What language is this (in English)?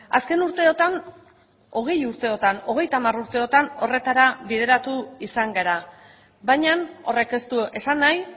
Basque